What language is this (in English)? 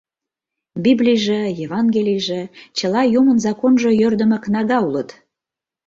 Mari